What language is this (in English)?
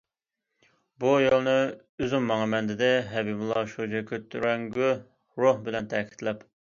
Uyghur